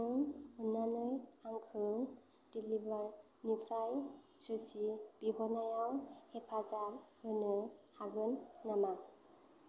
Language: Bodo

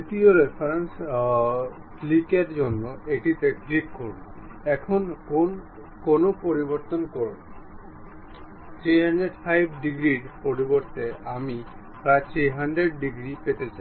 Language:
Bangla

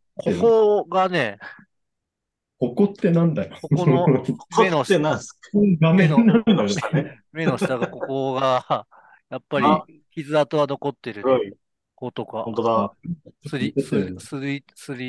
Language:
Japanese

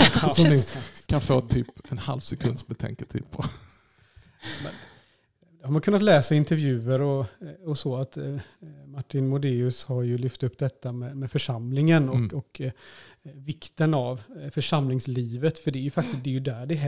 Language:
Swedish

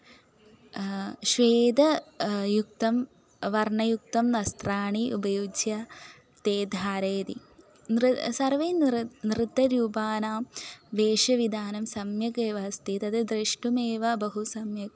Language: Sanskrit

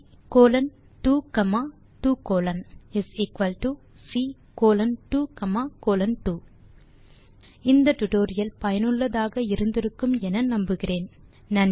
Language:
Tamil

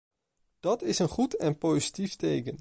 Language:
Dutch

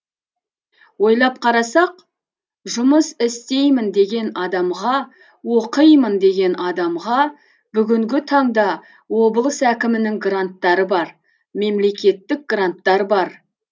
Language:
Kazakh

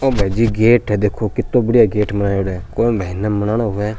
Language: Rajasthani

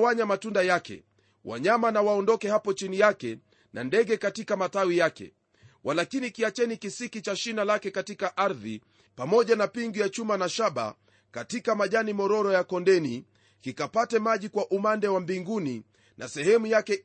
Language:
Swahili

